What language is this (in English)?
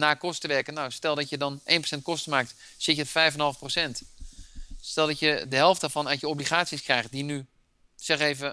Dutch